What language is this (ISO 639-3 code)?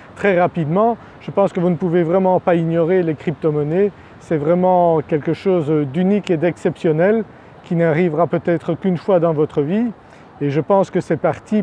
fra